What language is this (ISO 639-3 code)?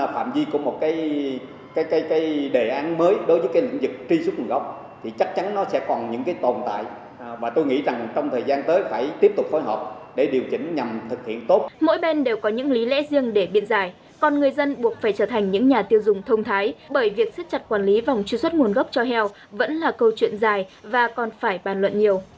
vie